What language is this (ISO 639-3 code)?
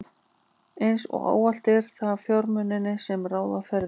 isl